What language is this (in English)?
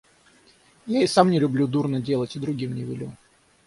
Russian